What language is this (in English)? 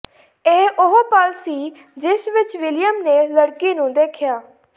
Punjabi